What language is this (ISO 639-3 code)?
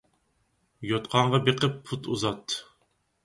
uig